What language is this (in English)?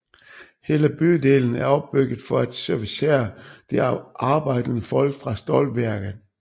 Danish